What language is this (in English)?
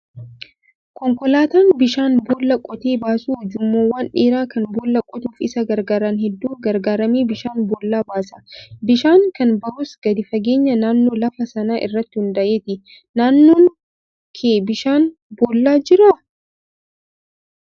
Oromo